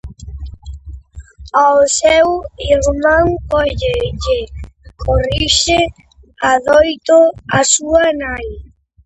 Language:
Galician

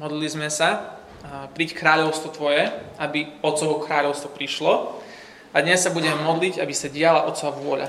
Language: Slovak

